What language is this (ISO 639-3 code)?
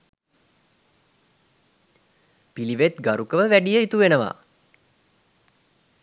sin